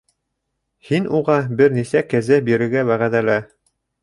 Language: Bashkir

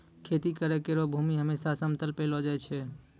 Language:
Maithili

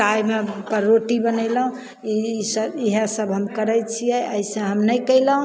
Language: Maithili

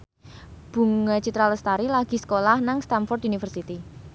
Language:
Javanese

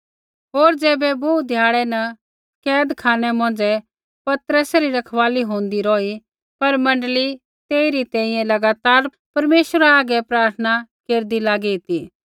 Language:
Kullu Pahari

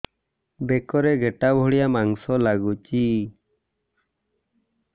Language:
Odia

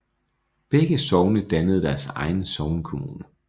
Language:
Danish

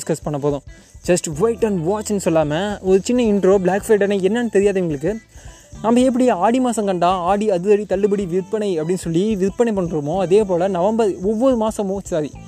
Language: Tamil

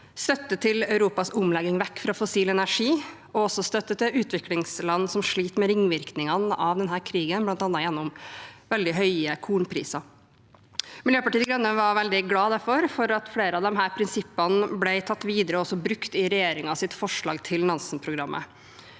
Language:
Norwegian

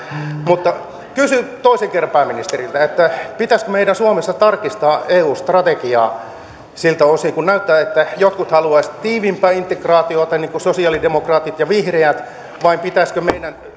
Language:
Finnish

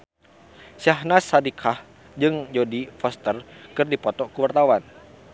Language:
Sundanese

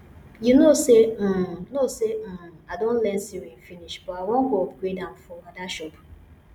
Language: Nigerian Pidgin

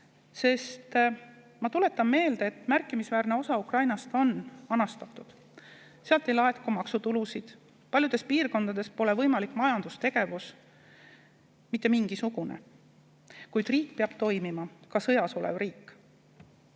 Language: Estonian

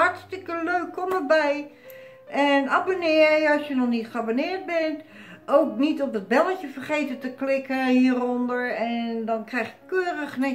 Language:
Dutch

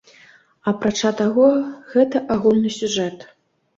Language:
Belarusian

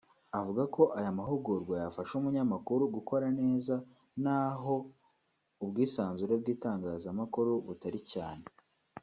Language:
Kinyarwanda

